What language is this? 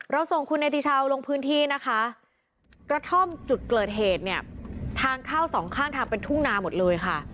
Thai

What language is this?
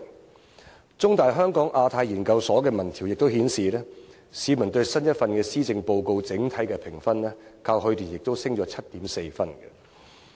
Cantonese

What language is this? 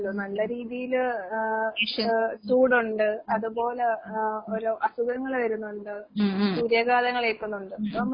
Malayalam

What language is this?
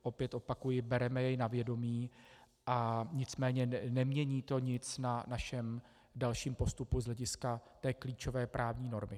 Czech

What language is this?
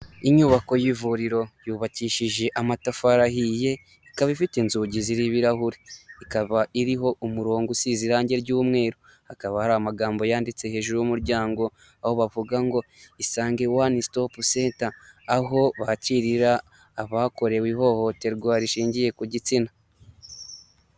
Kinyarwanda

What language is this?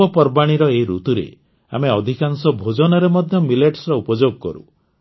Odia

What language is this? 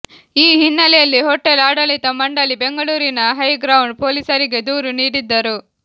Kannada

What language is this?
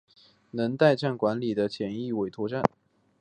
Chinese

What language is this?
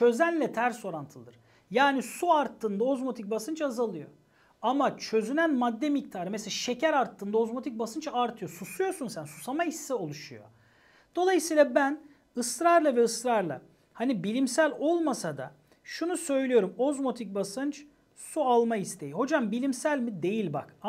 Turkish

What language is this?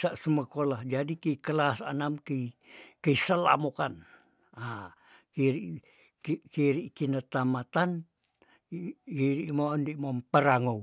Tondano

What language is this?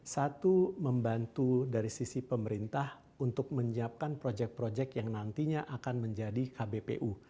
Indonesian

